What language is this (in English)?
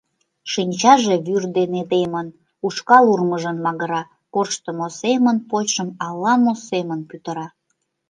Mari